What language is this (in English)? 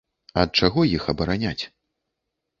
Belarusian